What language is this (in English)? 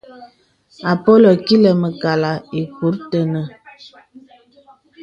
Bebele